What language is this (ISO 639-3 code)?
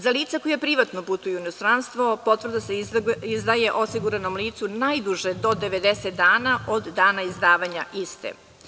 srp